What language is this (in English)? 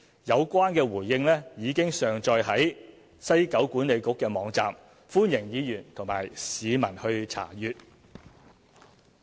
Cantonese